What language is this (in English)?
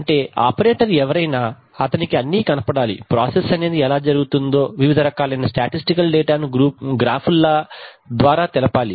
Telugu